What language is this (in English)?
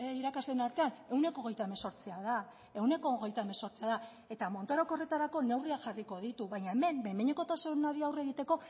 Basque